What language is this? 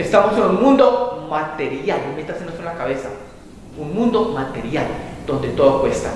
Spanish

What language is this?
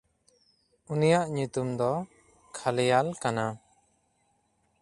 Santali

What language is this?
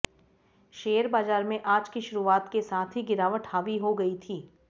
Hindi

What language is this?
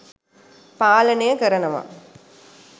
Sinhala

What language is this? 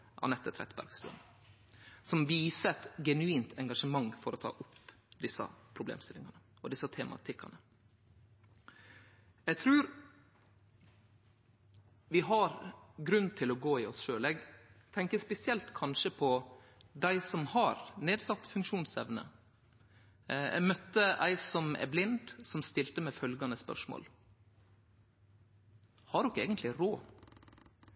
Norwegian Nynorsk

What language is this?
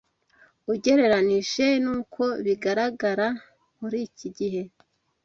Kinyarwanda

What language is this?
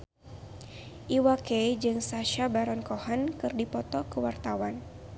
Sundanese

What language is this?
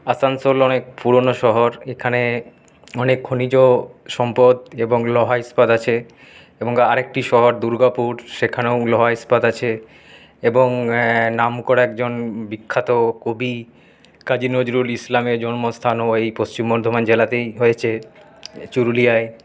Bangla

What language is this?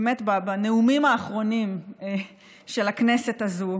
Hebrew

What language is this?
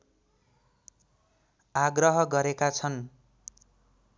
Nepali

